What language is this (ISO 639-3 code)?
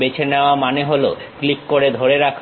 ben